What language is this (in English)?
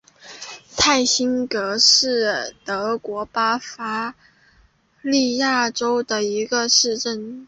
Chinese